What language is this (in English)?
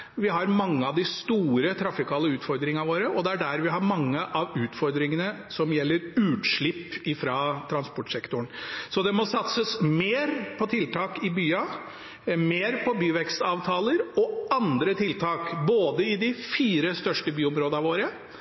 Norwegian Bokmål